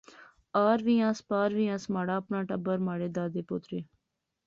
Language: Pahari-Potwari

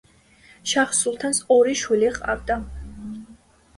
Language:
Georgian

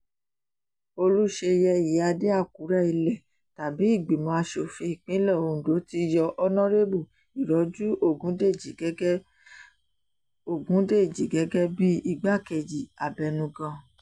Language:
Yoruba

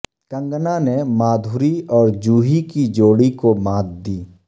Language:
Urdu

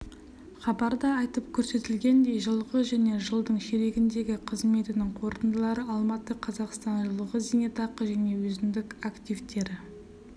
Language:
Kazakh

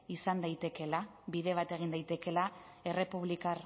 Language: Basque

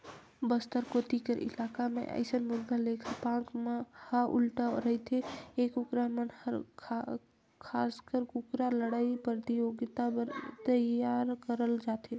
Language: Chhattisgarhi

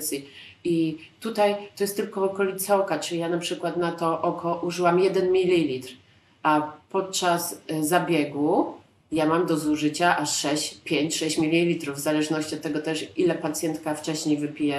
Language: Polish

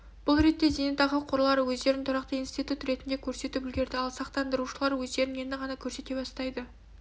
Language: Kazakh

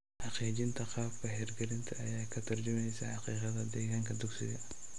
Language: Somali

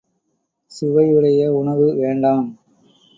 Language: Tamil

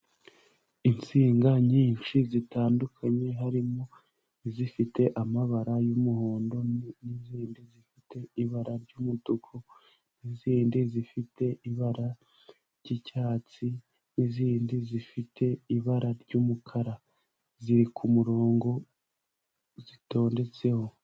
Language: Kinyarwanda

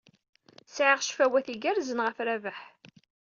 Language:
Kabyle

